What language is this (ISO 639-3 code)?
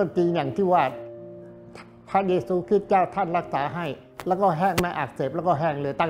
tha